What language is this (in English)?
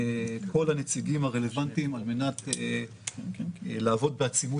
Hebrew